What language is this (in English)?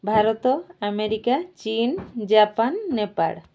Odia